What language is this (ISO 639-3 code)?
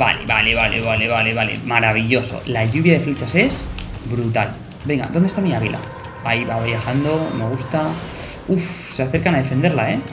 spa